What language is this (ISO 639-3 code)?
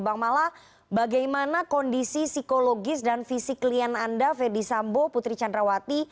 ind